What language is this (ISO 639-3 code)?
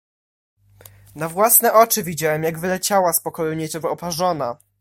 pol